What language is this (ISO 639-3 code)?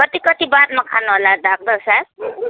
nep